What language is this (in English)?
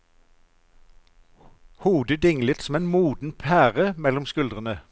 Norwegian